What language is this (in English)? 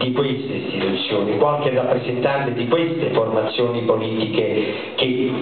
Italian